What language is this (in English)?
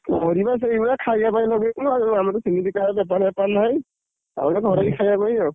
Odia